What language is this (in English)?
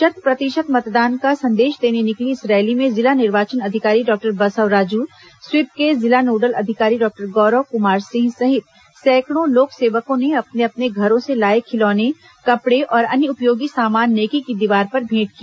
Hindi